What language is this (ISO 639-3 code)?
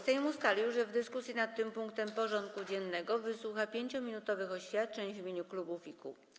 pol